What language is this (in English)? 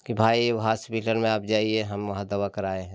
Hindi